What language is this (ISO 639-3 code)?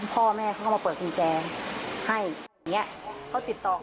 tha